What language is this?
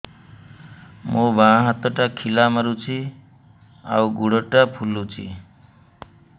Odia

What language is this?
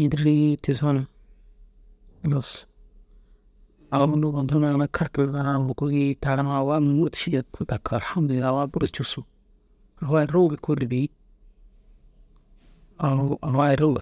Dazaga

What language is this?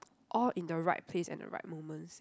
English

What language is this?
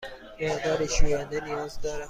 Persian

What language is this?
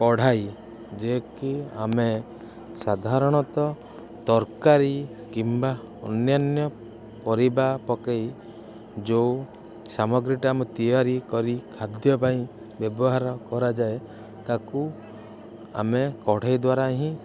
Odia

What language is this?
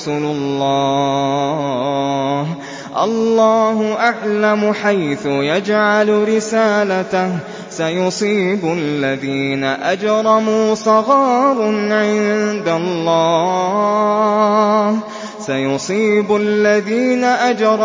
Arabic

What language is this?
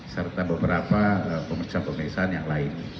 Indonesian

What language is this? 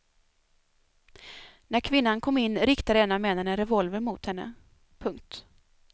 Swedish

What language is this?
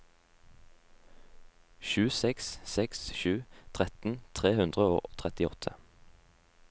Norwegian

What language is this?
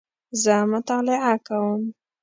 Pashto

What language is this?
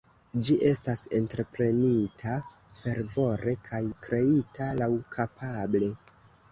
Esperanto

